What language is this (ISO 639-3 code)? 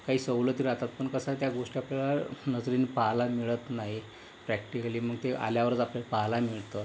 mar